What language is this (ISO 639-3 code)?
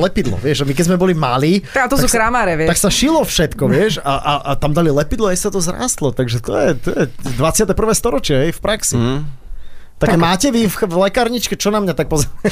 slk